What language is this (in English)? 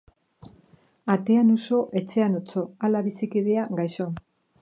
Basque